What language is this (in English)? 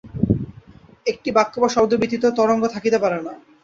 Bangla